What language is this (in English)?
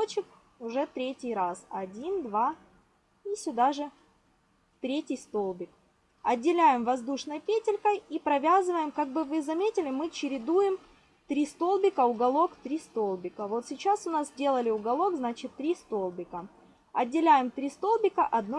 Russian